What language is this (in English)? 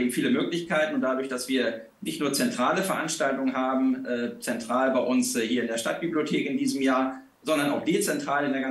German